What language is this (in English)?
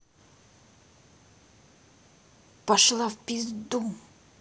Russian